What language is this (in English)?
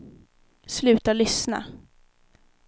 Swedish